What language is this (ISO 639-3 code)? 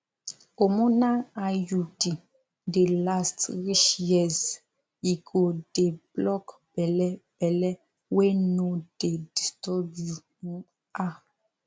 pcm